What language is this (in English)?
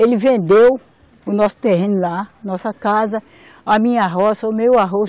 Portuguese